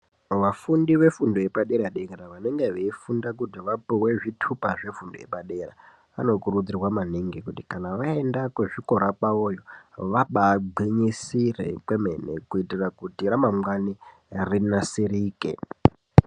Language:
Ndau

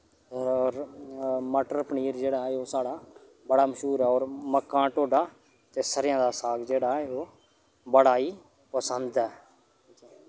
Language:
Dogri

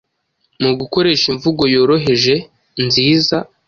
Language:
Kinyarwanda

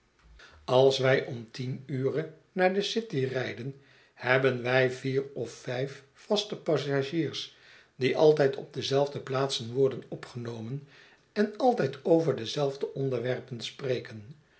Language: Dutch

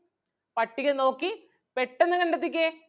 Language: Malayalam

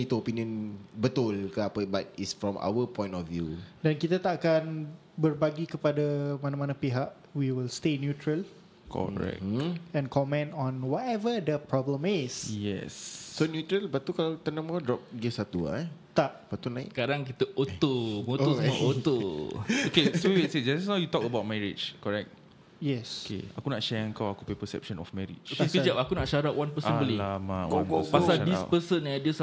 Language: Malay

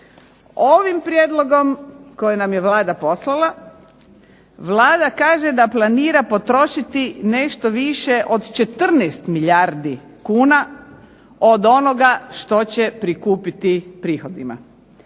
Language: Croatian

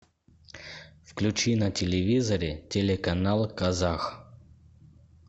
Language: Russian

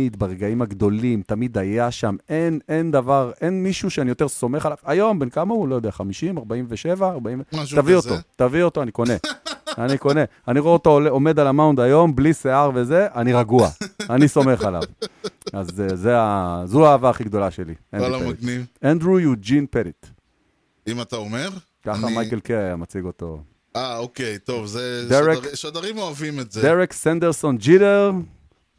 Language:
Hebrew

